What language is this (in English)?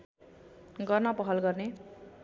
Nepali